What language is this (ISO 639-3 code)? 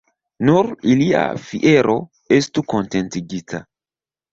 epo